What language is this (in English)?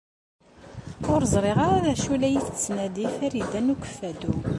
Kabyle